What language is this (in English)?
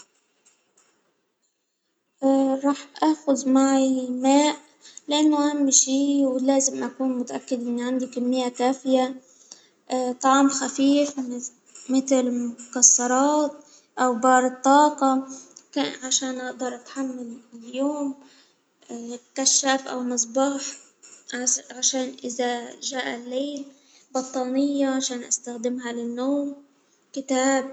Hijazi Arabic